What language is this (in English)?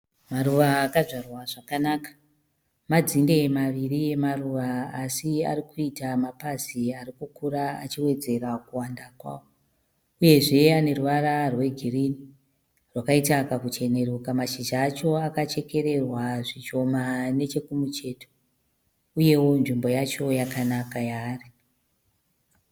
Shona